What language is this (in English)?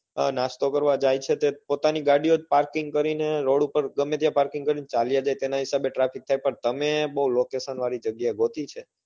Gujarati